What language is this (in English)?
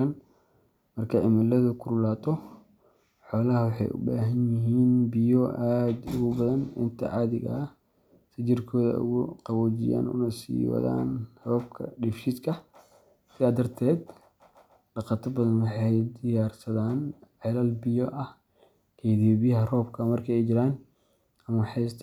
Somali